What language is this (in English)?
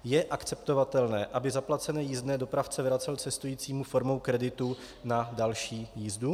Czech